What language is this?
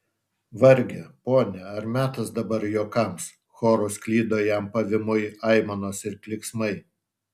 Lithuanian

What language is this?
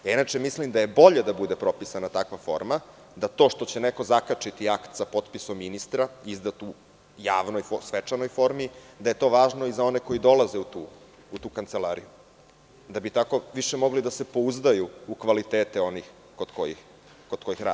Serbian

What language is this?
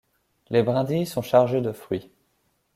French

